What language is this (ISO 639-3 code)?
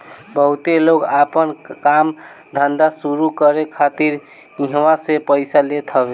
bho